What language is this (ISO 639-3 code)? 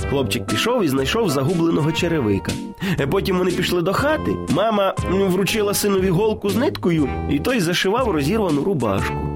ukr